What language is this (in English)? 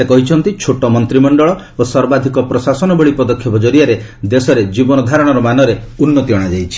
Odia